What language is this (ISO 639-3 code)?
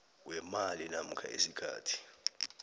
nbl